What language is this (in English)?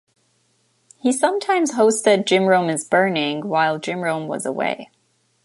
English